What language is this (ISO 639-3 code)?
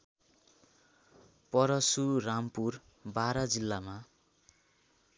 nep